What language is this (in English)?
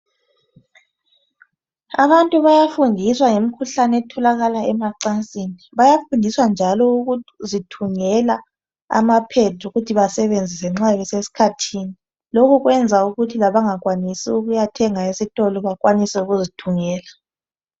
North Ndebele